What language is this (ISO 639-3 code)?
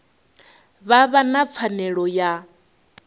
ven